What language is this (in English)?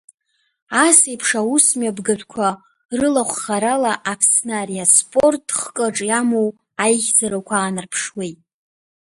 Abkhazian